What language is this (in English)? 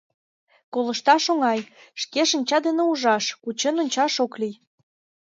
Mari